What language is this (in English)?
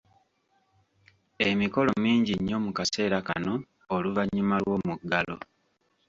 Ganda